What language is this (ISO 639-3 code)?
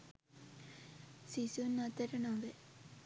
sin